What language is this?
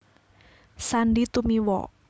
Javanese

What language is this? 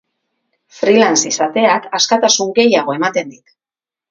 Basque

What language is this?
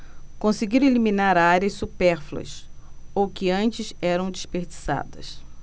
Portuguese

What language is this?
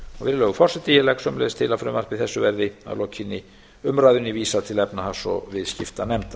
Icelandic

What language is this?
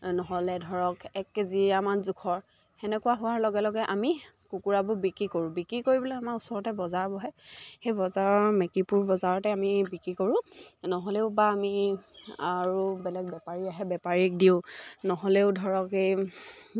Assamese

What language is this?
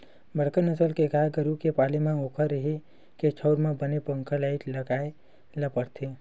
Chhattisgarhi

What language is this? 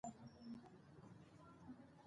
Pashto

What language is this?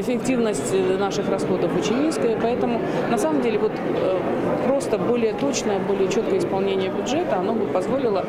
Russian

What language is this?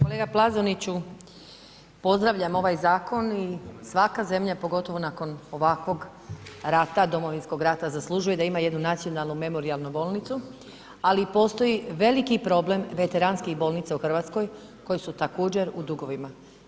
Croatian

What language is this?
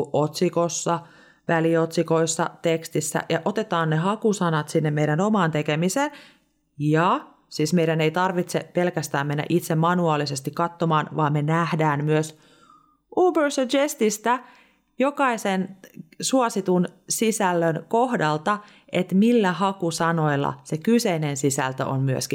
Finnish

